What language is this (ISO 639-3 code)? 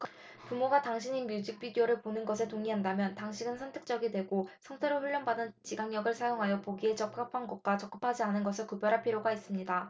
kor